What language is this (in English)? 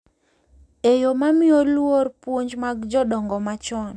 Luo (Kenya and Tanzania)